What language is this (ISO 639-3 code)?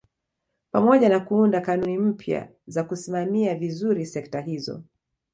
swa